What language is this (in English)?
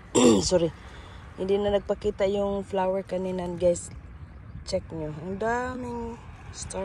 Filipino